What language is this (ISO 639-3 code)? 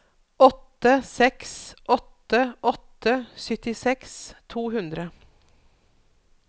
nor